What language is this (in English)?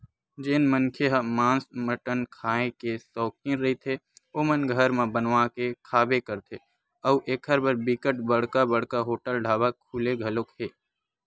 Chhattisgarhi